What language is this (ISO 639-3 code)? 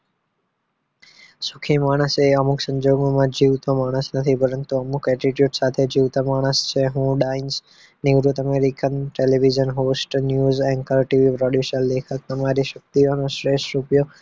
guj